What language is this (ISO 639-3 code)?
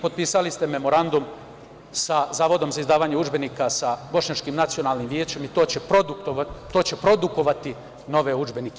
srp